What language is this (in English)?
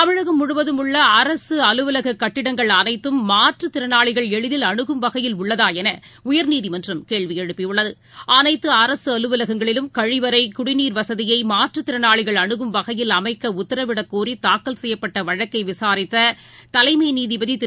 Tamil